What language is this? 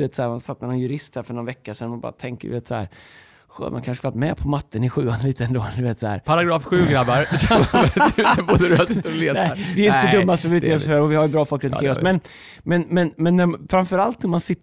Swedish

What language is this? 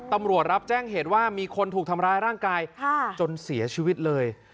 Thai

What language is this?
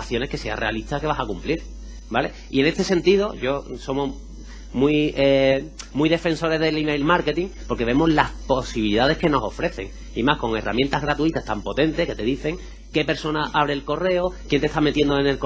Spanish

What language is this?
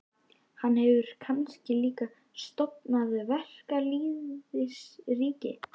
Icelandic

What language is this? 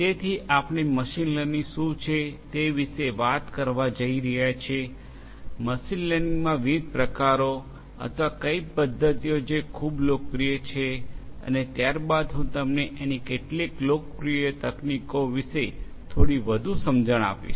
Gujarati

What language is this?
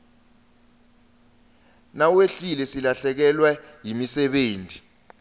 Swati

